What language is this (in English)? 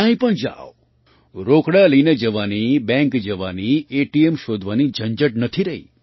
Gujarati